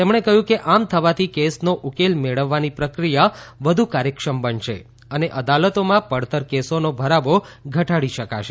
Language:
Gujarati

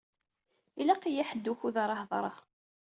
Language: Kabyle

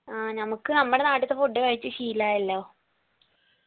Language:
Malayalam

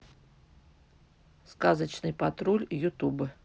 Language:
Russian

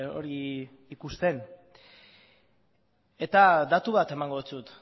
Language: Basque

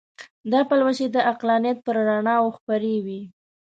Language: Pashto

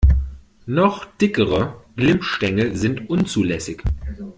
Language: German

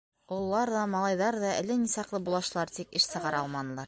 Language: Bashkir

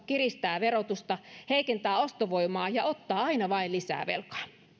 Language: Finnish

